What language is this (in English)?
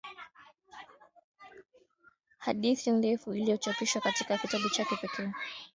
Swahili